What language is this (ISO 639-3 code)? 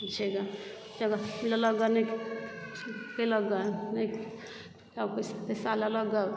mai